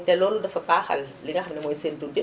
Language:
Wolof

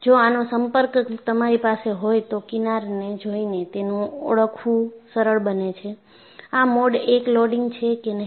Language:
Gujarati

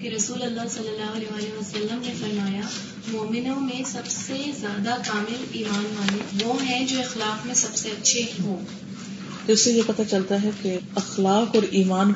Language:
Urdu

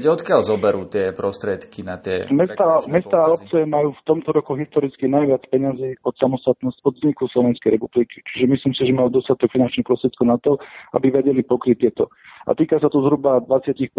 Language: Slovak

